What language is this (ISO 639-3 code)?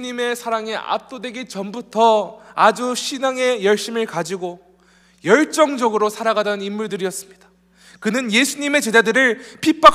kor